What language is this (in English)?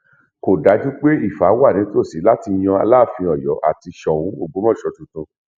Yoruba